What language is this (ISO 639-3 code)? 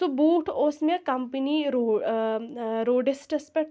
kas